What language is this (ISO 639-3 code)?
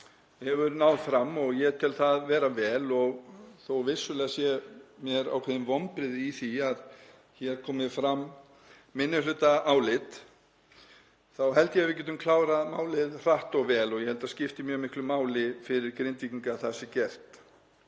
isl